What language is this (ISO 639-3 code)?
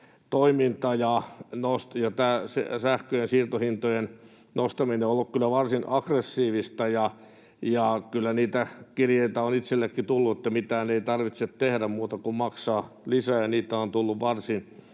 fin